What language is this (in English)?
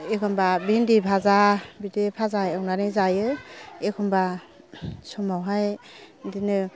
Bodo